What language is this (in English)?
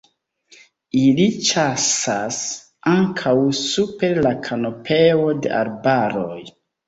Esperanto